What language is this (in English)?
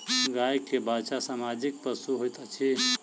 Maithili